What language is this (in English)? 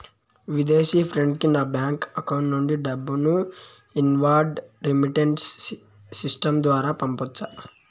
Telugu